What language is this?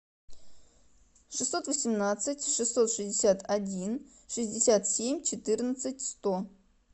Russian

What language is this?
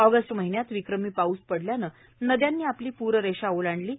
Marathi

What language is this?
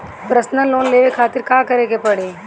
Bhojpuri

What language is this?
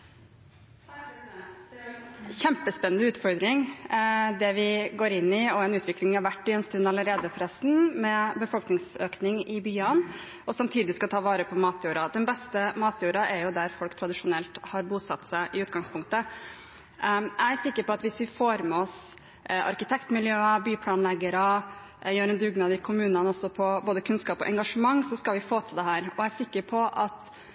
Norwegian Bokmål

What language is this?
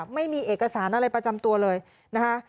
Thai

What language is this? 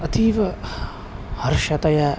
Sanskrit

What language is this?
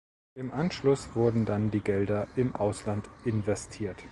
German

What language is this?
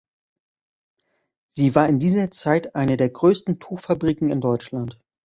German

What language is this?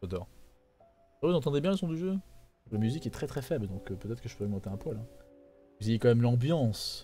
French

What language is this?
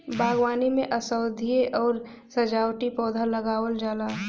Bhojpuri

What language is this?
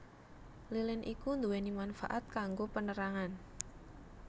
Javanese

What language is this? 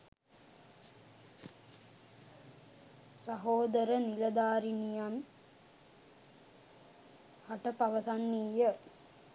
Sinhala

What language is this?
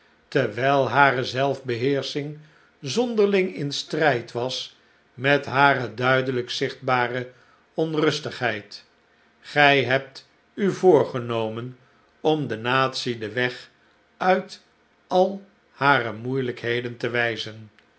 Dutch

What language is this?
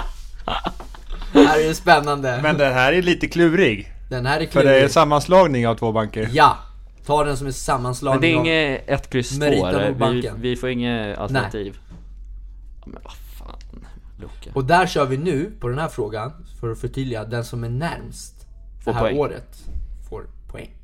Swedish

